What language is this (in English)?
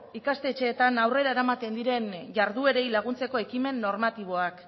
Basque